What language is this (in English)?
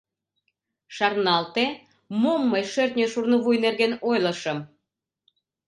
Mari